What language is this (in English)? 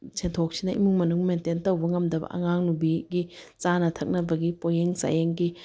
Manipuri